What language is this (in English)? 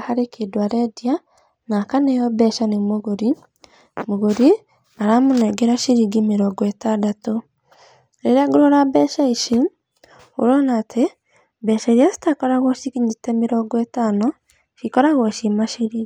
Kikuyu